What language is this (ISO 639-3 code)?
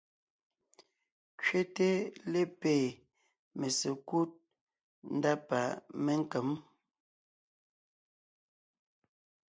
nnh